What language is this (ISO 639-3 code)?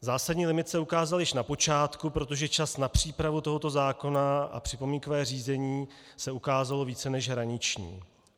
ces